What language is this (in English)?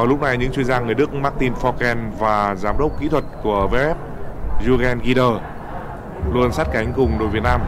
Vietnamese